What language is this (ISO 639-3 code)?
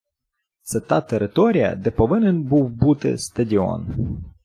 ukr